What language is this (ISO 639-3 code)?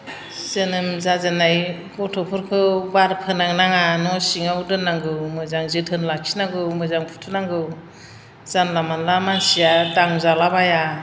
brx